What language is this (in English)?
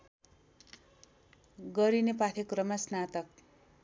Nepali